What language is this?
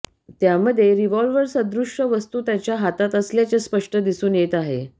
Marathi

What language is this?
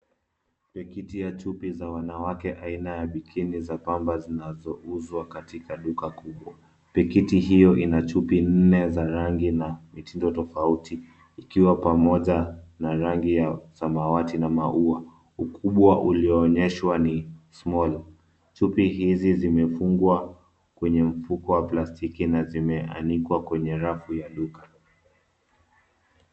Swahili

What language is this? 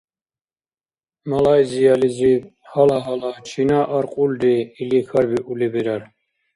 Dargwa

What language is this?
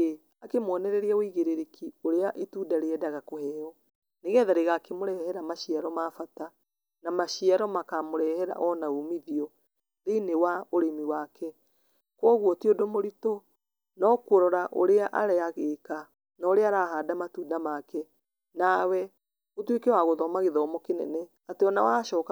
Kikuyu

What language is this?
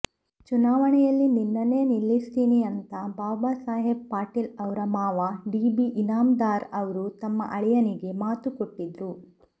Kannada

